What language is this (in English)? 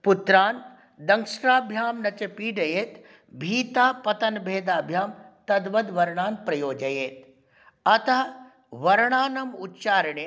Sanskrit